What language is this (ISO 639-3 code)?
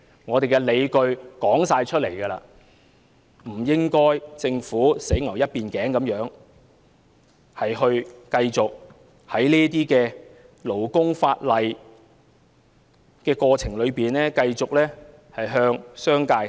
yue